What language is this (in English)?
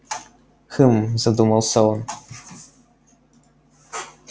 Russian